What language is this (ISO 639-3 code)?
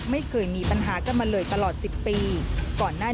tha